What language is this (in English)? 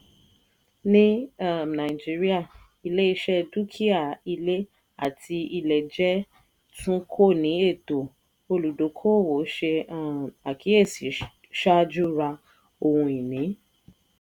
Yoruba